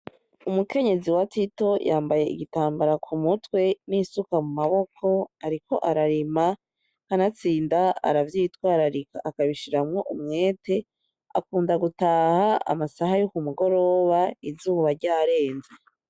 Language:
Rundi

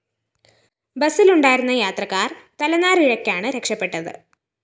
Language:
Malayalam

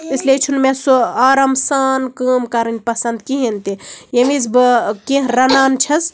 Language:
Kashmiri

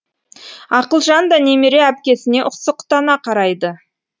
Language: Kazakh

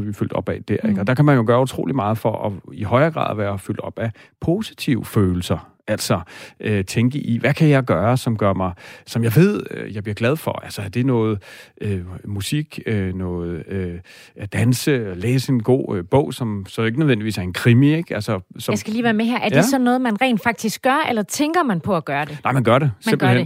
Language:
Danish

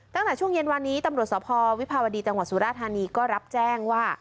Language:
Thai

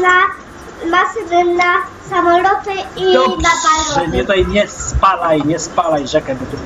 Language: Polish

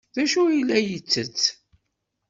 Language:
Kabyle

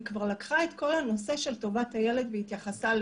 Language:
Hebrew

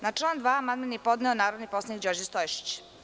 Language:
Serbian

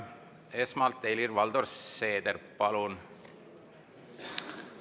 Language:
Estonian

